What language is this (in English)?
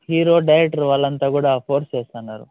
Telugu